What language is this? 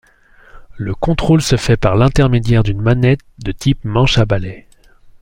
French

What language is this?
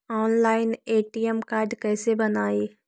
Magahi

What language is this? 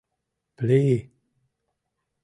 Mari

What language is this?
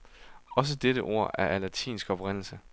Danish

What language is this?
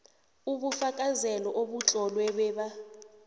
South Ndebele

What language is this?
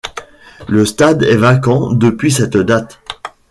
French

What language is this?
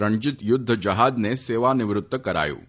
Gujarati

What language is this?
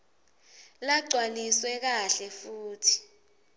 Swati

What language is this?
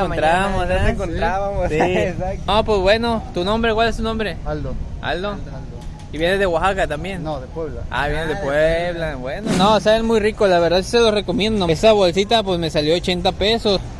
Spanish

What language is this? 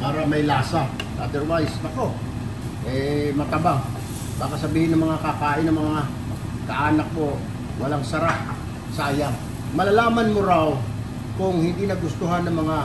Filipino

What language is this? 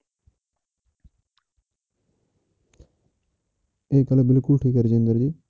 Punjabi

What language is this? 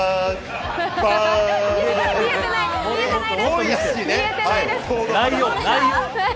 Japanese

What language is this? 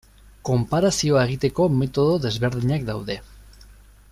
Basque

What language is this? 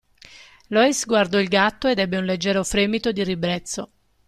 Italian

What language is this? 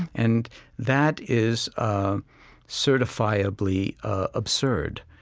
English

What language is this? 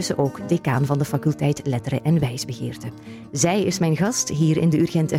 Dutch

